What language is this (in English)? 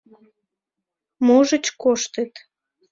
Mari